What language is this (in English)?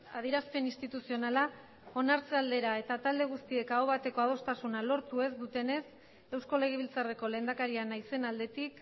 Basque